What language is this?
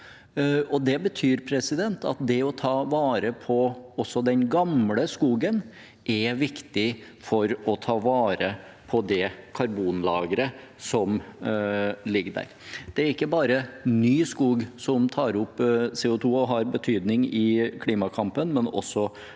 Norwegian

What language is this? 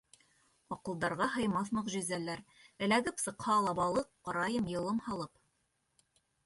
Bashkir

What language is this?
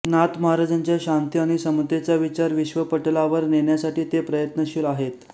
Marathi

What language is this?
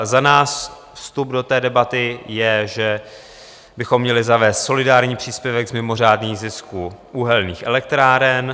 Czech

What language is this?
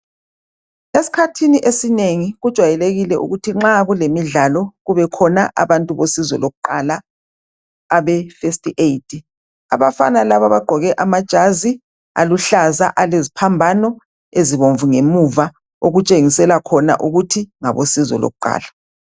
North Ndebele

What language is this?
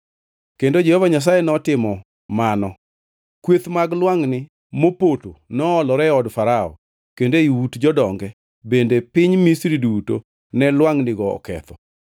Luo (Kenya and Tanzania)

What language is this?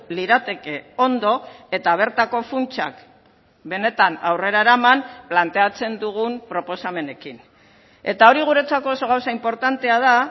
Basque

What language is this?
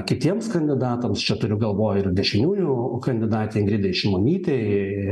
Lithuanian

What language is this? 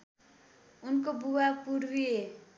Nepali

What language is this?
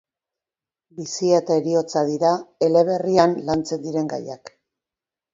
Basque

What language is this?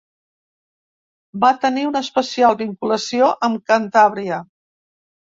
Catalan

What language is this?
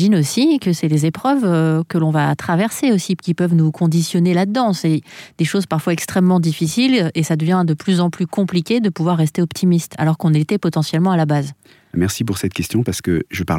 French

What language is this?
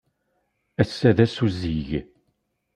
Kabyle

